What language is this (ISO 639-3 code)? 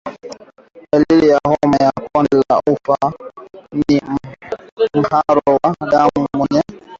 swa